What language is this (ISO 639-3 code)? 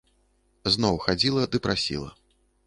bel